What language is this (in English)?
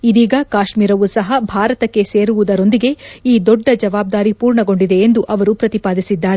Kannada